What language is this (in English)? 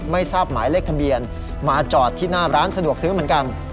Thai